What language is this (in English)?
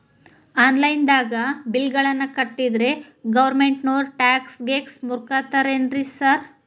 Kannada